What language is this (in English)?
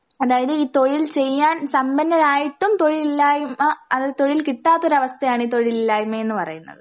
Malayalam